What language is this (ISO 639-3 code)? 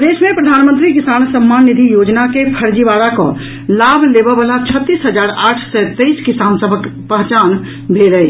mai